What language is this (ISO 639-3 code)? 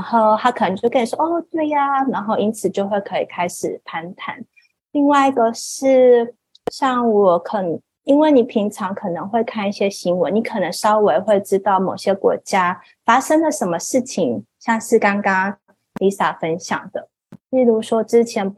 zho